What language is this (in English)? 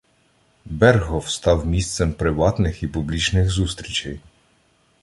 Ukrainian